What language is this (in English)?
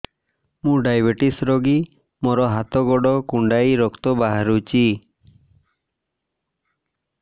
Odia